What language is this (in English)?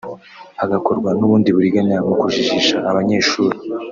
Kinyarwanda